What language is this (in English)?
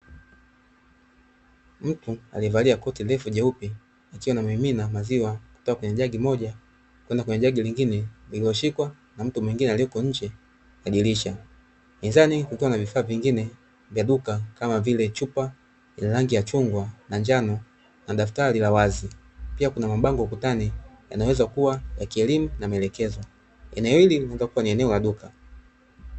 Swahili